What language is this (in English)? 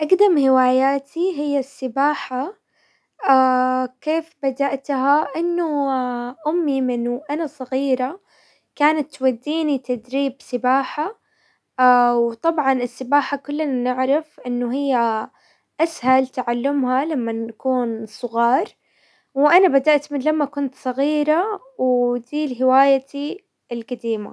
Hijazi Arabic